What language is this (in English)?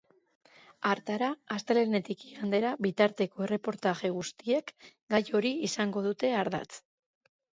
Basque